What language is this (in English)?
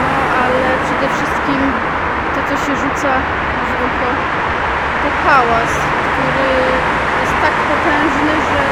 Polish